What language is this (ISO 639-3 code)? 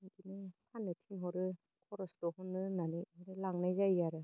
brx